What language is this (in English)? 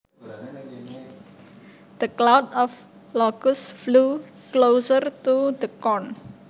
Javanese